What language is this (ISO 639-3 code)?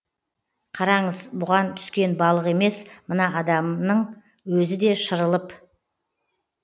kaz